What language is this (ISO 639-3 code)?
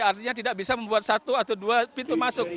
ind